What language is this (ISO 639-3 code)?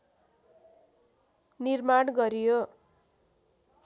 nep